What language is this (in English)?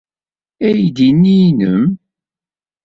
Kabyle